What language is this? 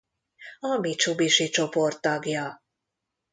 Hungarian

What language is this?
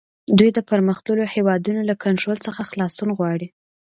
Pashto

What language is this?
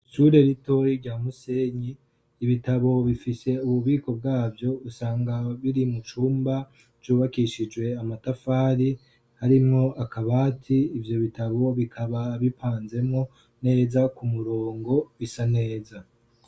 Rundi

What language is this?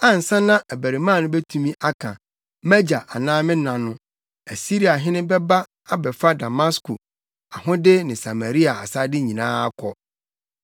Akan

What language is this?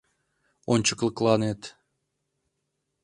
Mari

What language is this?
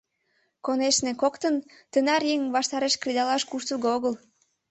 Mari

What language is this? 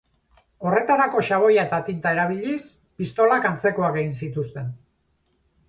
Basque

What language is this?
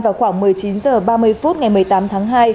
Vietnamese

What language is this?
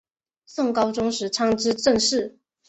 Chinese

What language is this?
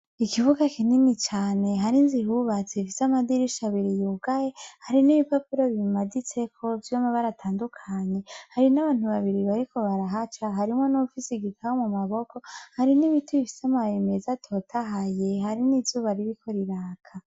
Rundi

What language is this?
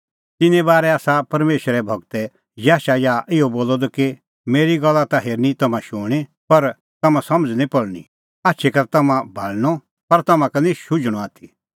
Kullu Pahari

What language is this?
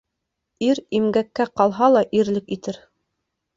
Bashkir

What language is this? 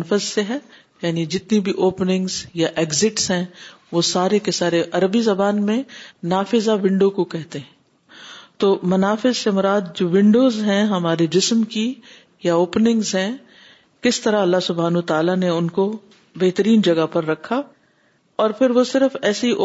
Urdu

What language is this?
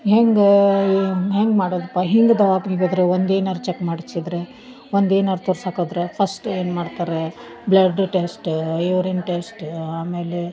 Kannada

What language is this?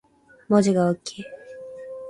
Japanese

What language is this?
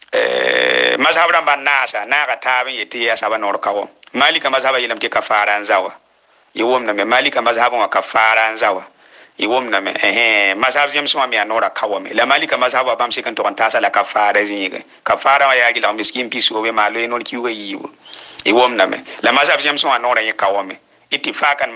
Arabic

